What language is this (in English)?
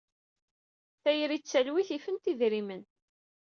Kabyle